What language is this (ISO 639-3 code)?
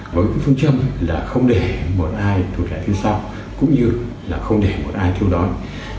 vie